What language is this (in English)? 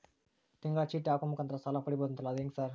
Kannada